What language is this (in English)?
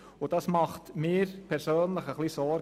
Swiss German